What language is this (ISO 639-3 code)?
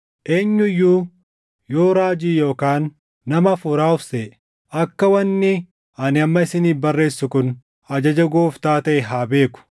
orm